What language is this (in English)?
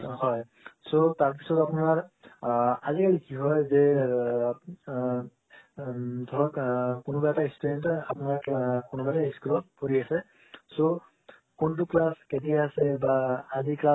Assamese